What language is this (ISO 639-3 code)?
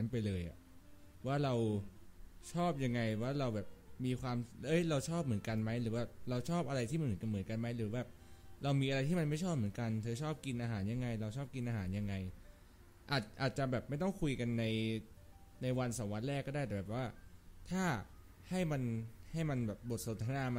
tha